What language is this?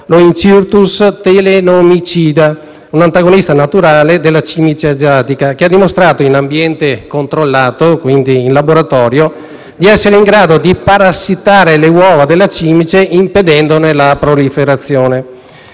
Italian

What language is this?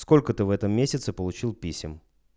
Russian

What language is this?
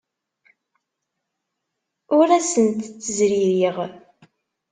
Kabyle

